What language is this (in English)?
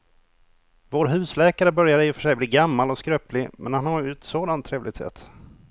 Swedish